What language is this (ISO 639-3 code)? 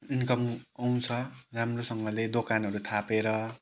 nep